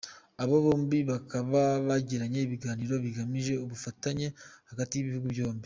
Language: Kinyarwanda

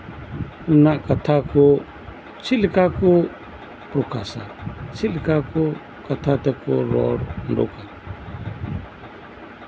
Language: Santali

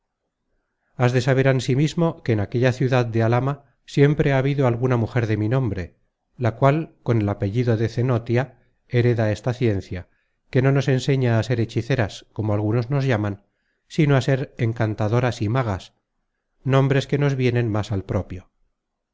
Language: Spanish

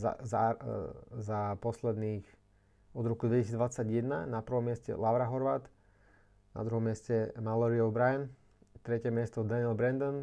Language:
Slovak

